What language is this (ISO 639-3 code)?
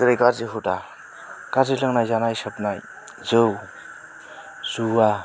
brx